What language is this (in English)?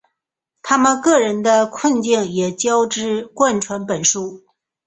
Chinese